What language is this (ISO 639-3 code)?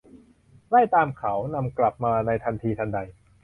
tha